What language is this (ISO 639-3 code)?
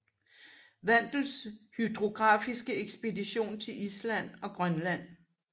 dan